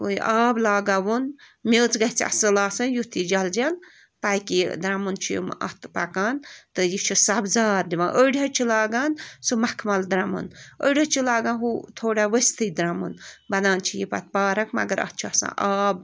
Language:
Kashmiri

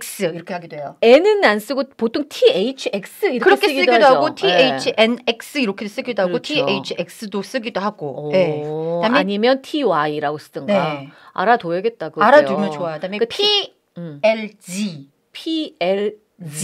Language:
Korean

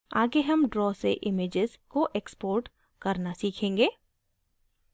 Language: Hindi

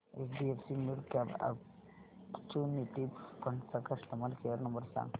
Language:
Marathi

